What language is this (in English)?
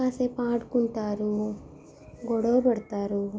Telugu